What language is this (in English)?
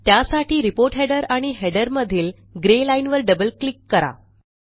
Marathi